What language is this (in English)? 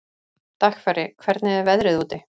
Icelandic